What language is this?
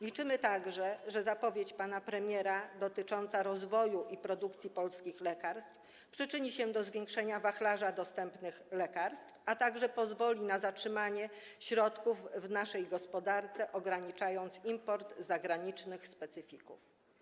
Polish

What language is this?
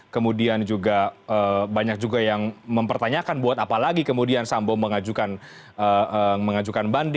Indonesian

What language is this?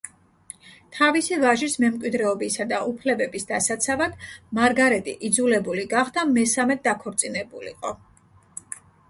Georgian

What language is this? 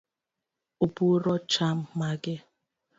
Luo (Kenya and Tanzania)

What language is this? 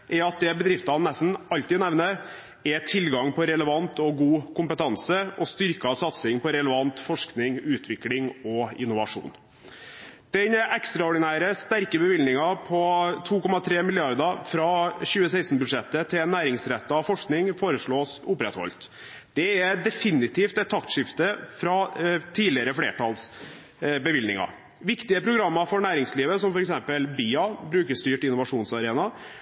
Norwegian Bokmål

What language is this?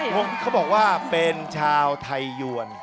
Thai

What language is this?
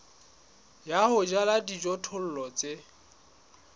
Southern Sotho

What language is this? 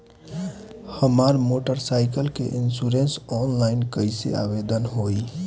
Bhojpuri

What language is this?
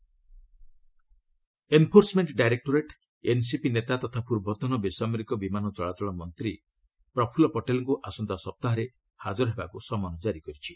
Odia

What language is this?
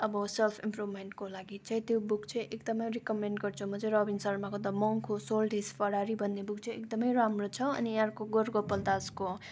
Nepali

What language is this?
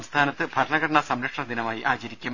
Malayalam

